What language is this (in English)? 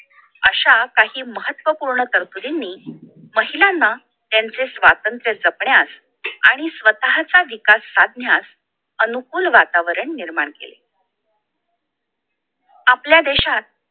Marathi